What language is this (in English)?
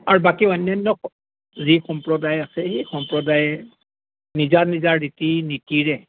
Assamese